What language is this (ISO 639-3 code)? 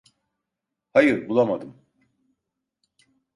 tur